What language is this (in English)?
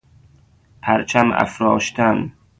Persian